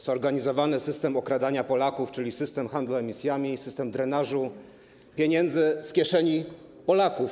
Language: Polish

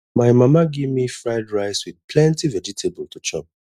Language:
Nigerian Pidgin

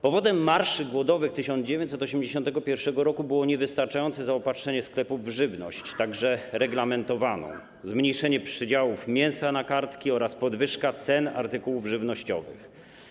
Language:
Polish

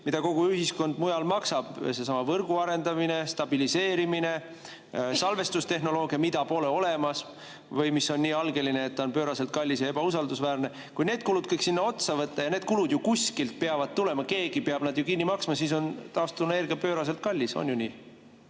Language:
Estonian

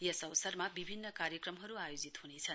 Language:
Nepali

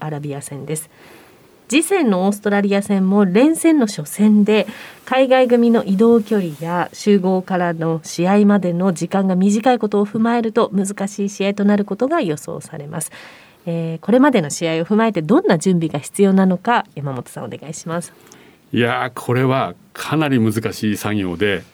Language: Japanese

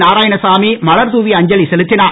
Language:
Tamil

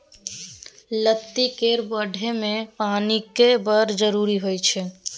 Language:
Maithili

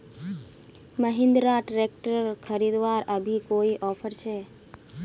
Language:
Magahi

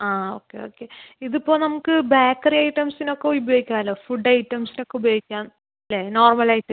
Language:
Malayalam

